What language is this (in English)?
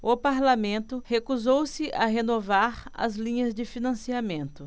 Portuguese